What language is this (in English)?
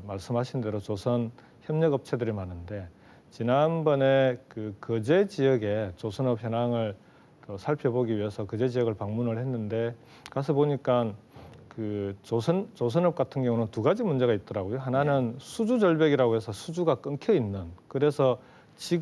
Korean